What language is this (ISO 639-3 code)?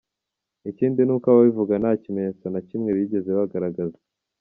kin